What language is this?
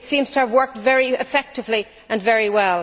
English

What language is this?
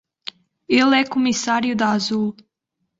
Portuguese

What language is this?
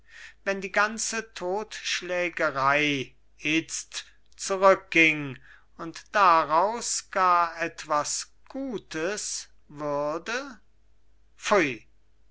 German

